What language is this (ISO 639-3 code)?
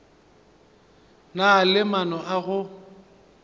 nso